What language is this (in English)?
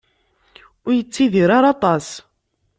Kabyle